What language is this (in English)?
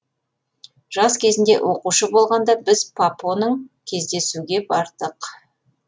Kazakh